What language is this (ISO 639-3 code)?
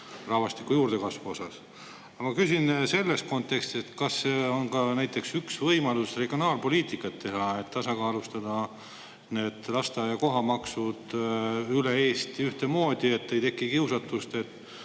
est